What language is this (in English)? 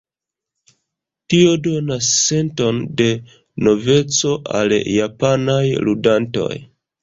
Esperanto